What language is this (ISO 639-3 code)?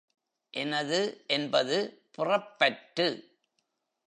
tam